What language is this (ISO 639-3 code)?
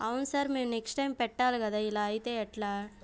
tel